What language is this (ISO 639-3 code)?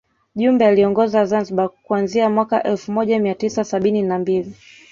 swa